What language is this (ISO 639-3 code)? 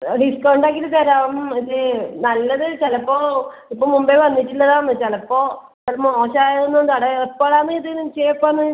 mal